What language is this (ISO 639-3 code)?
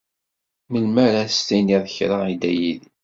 kab